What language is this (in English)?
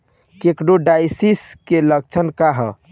Bhojpuri